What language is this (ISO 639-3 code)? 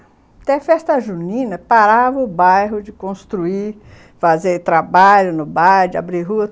por